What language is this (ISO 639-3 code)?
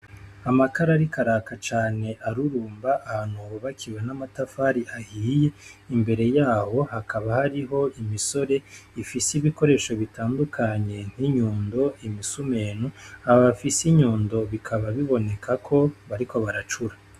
run